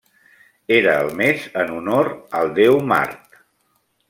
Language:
Catalan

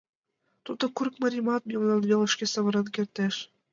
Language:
Mari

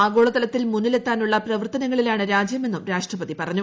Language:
Malayalam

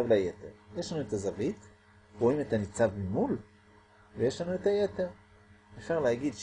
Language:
Hebrew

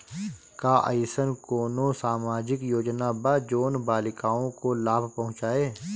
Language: Bhojpuri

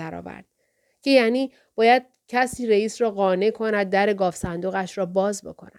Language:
Persian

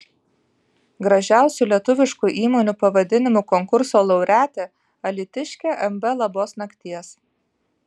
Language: Lithuanian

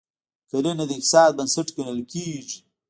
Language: Pashto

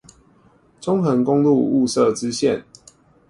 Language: Chinese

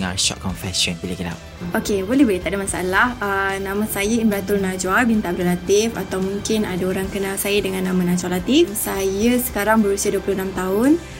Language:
Malay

